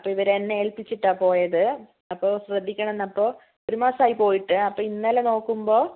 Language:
Malayalam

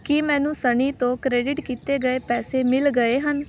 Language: Punjabi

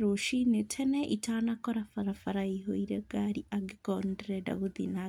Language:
Kikuyu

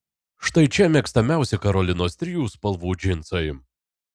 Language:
Lithuanian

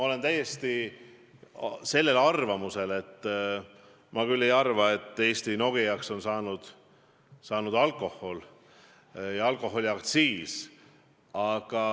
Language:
Estonian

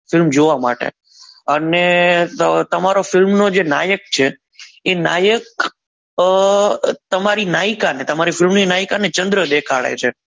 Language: Gujarati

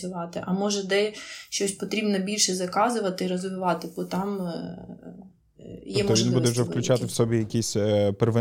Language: Ukrainian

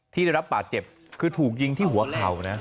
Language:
Thai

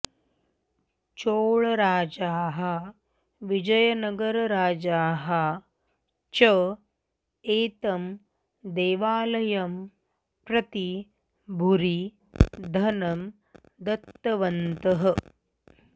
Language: Sanskrit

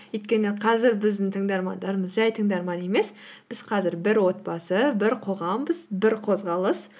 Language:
Kazakh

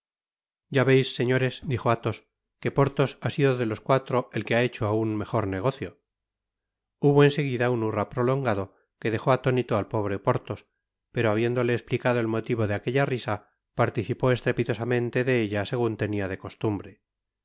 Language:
Spanish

